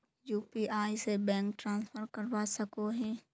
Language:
Magahi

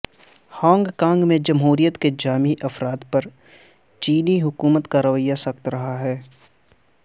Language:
Urdu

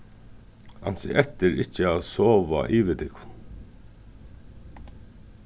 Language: Faroese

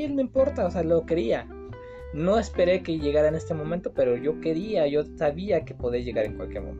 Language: Spanish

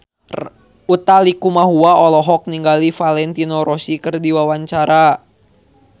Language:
Sundanese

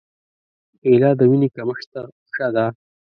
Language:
Pashto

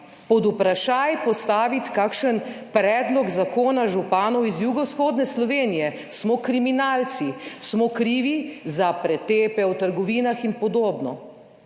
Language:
Slovenian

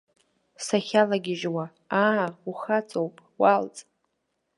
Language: Abkhazian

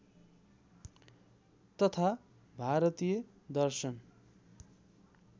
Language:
Nepali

